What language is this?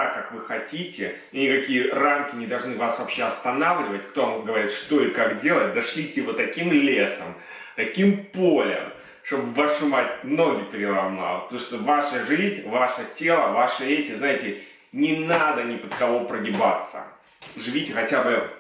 Russian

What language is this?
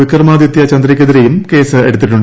Malayalam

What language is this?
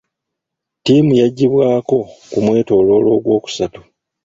Ganda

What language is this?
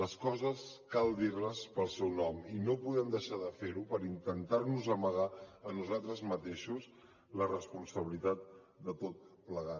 Catalan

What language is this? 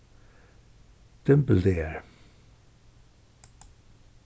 Faroese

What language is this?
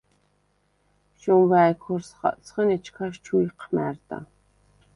Svan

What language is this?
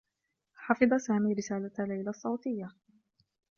Arabic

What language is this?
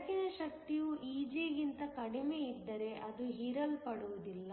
Kannada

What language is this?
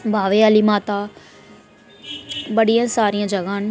Dogri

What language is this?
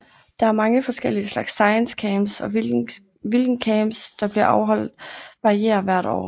Danish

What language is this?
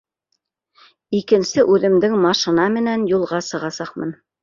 Bashkir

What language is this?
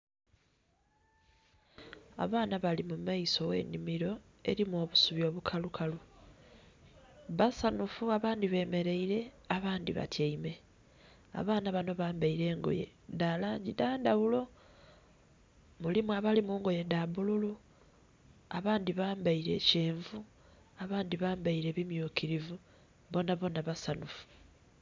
Soga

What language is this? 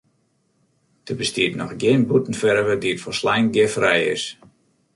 Western Frisian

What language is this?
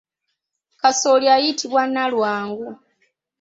Ganda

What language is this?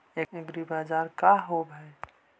Magahi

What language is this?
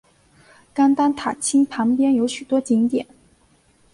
Chinese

